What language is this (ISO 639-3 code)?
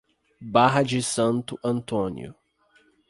por